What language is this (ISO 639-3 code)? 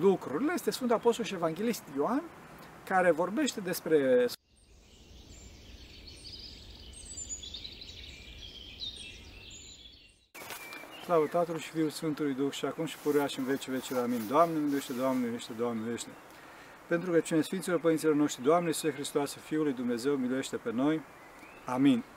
ron